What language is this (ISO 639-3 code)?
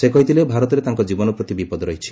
ori